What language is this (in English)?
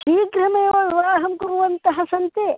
Sanskrit